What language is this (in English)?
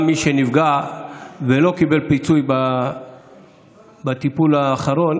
Hebrew